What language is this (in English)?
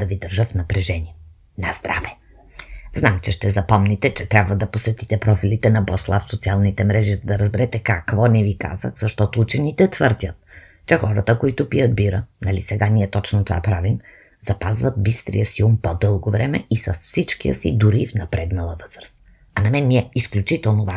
Bulgarian